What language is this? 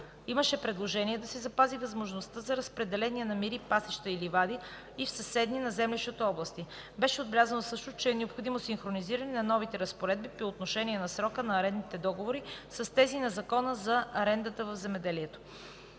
Bulgarian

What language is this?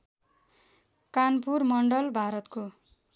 Nepali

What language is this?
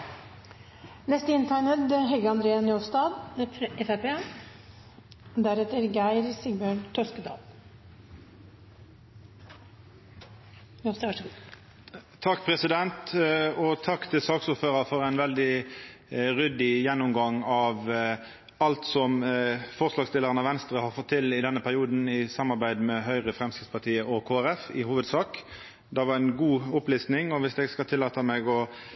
Norwegian Nynorsk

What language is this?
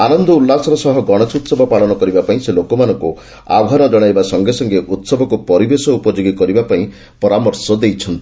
Odia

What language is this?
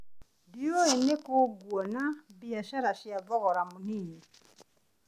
Kikuyu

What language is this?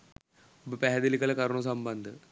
Sinhala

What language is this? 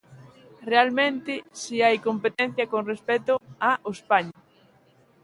Galician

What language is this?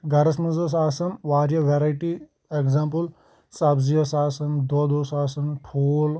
Kashmiri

